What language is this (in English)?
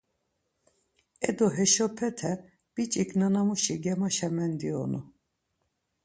Laz